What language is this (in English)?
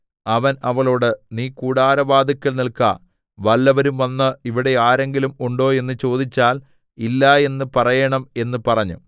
Malayalam